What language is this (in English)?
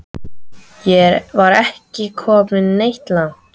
Icelandic